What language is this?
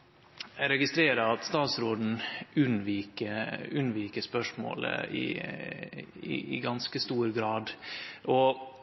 Norwegian Nynorsk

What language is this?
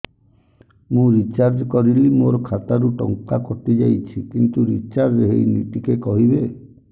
Odia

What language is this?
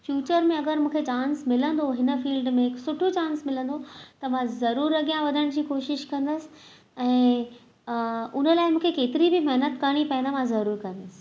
Sindhi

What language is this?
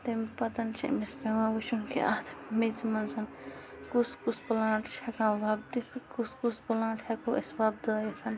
Kashmiri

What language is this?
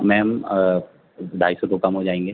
Urdu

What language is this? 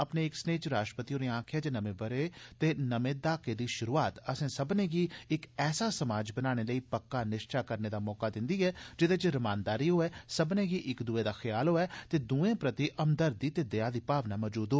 Dogri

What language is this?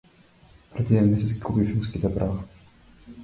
Macedonian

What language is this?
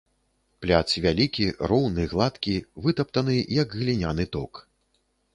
Belarusian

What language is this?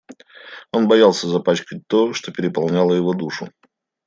Russian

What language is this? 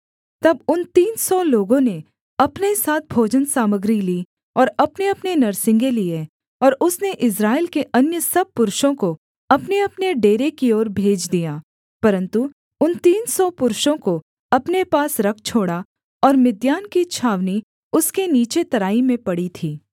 Hindi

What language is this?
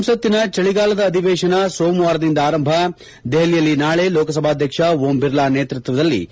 Kannada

